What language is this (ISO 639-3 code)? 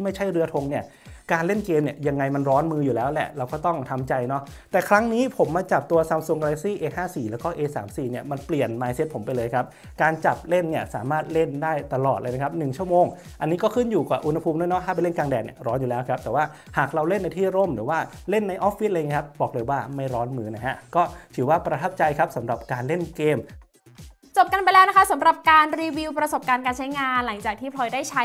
tha